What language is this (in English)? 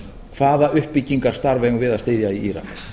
Icelandic